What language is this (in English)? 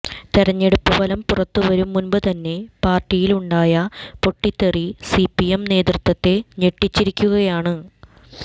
Malayalam